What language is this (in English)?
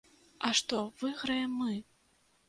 Belarusian